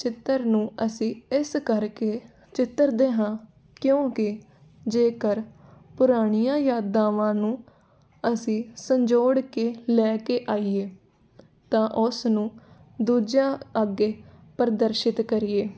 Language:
Punjabi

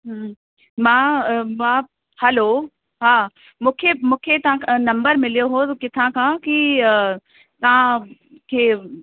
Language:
Sindhi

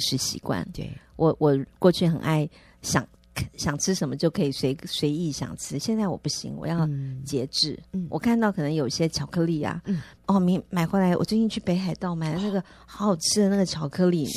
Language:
Chinese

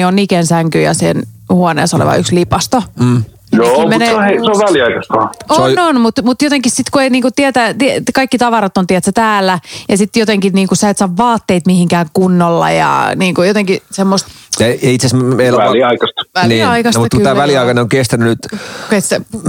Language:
Finnish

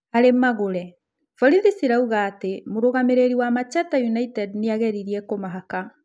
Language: Kikuyu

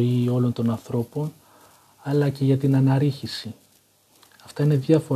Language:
Greek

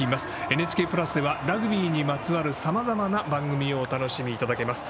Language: Japanese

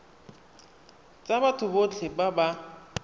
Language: Tswana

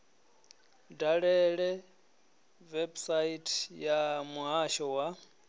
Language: Venda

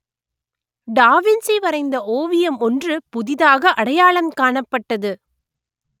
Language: Tamil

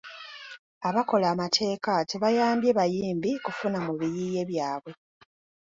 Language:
Ganda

